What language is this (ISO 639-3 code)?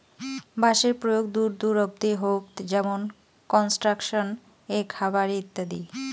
ben